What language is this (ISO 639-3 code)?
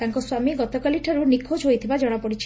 ori